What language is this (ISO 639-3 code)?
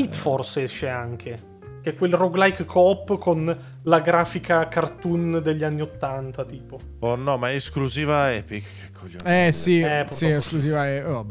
ita